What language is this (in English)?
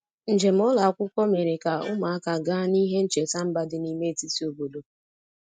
Igbo